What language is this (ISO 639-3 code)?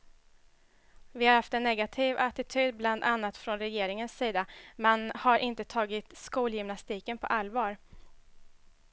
swe